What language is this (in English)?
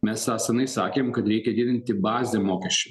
Lithuanian